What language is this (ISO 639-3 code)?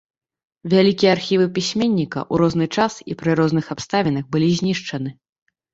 bel